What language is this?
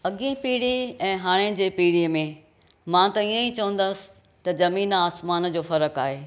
Sindhi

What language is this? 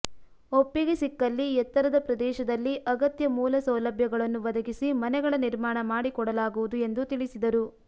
Kannada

